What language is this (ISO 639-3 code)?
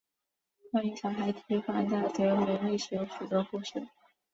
zho